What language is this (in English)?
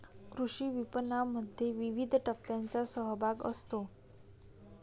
Marathi